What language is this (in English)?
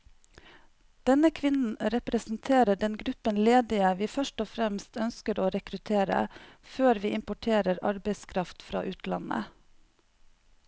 Norwegian